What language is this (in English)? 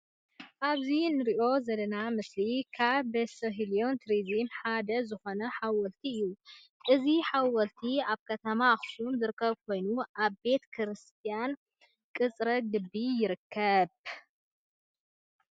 Tigrinya